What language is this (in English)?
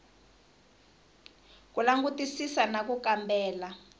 Tsonga